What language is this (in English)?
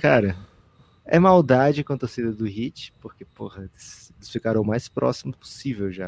Portuguese